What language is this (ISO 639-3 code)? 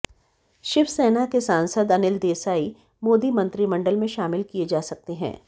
hin